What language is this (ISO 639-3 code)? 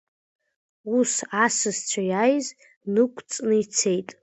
abk